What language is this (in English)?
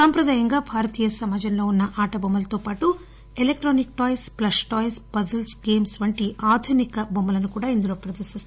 Telugu